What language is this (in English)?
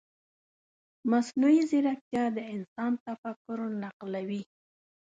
Pashto